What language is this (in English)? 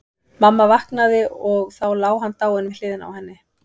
Icelandic